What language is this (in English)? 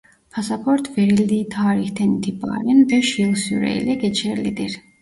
Turkish